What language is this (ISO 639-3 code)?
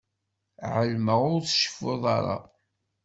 kab